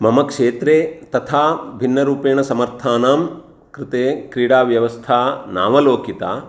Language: Sanskrit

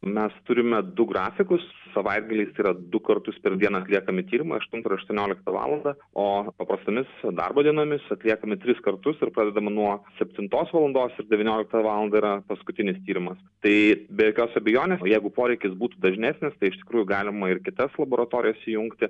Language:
Lithuanian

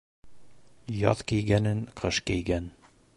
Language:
Bashkir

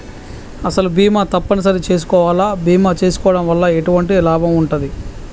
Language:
Telugu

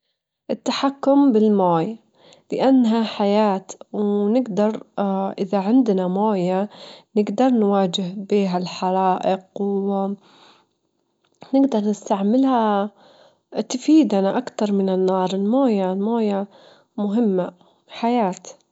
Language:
Gulf Arabic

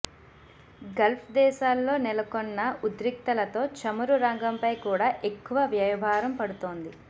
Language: Telugu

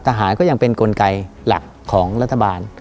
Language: Thai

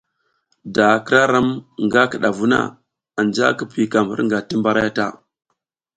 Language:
South Giziga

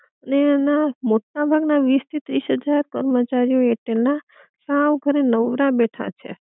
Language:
Gujarati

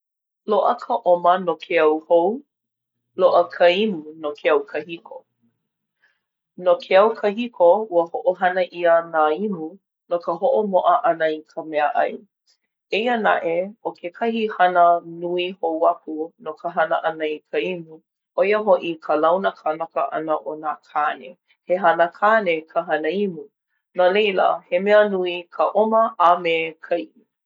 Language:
Hawaiian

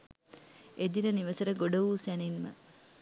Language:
Sinhala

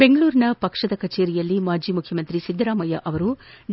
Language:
Kannada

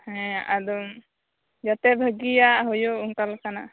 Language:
Santali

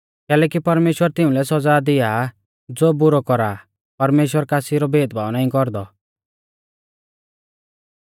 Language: Mahasu Pahari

